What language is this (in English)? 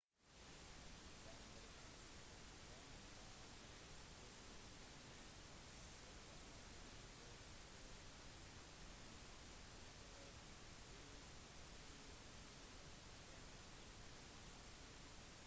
Norwegian Bokmål